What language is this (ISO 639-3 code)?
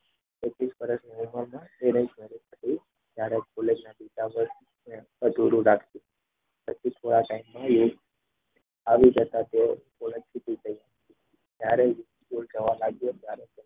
guj